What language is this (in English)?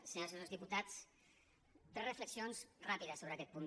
Catalan